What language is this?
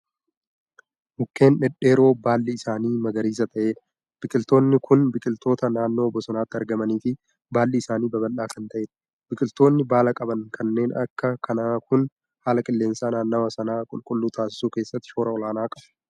Oromo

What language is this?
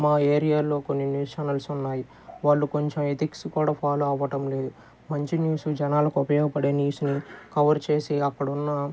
Telugu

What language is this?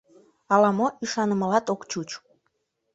Mari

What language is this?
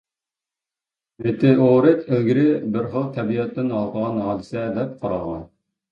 Uyghur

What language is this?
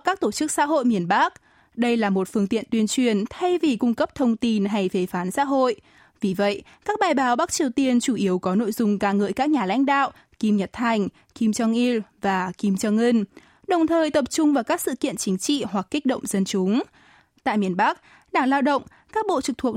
Vietnamese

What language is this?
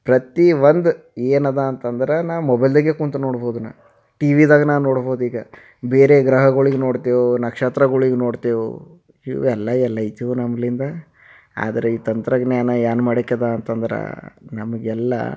Kannada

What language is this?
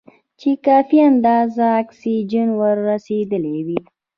Pashto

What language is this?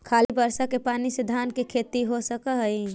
Magahi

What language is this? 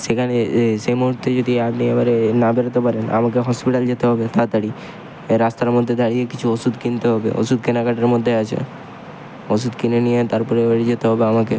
Bangla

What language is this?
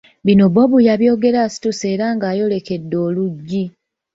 Ganda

